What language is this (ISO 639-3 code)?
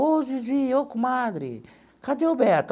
por